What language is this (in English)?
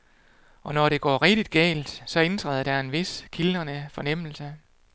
Danish